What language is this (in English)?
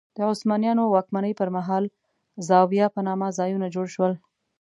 Pashto